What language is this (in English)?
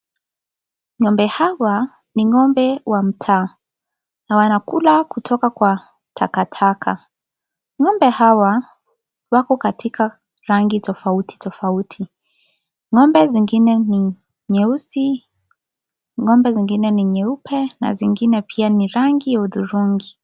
Swahili